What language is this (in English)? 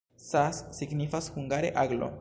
Esperanto